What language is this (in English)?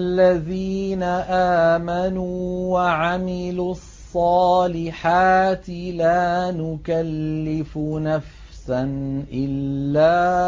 Arabic